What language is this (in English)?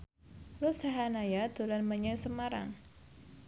Javanese